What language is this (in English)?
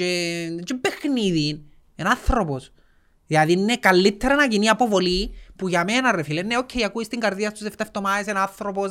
Greek